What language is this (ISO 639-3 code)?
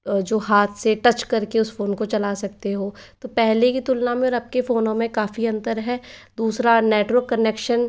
hin